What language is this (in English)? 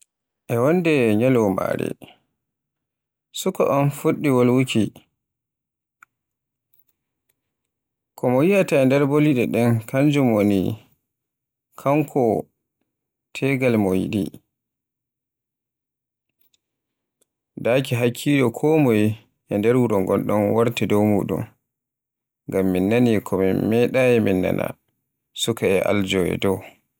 Borgu Fulfulde